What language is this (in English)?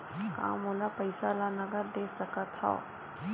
Chhattisgarhi